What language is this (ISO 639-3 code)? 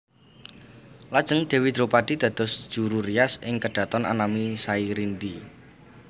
jav